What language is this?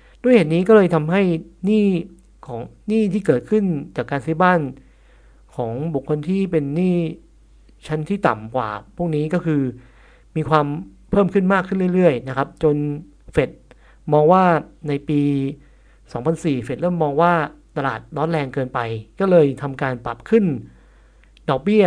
Thai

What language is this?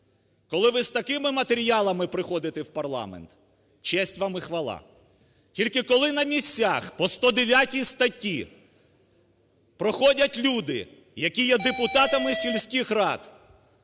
Ukrainian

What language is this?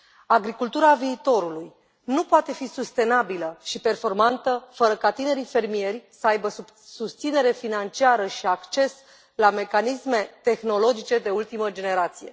Romanian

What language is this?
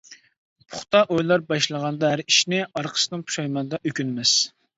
Uyghur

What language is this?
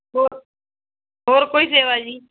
Punjabi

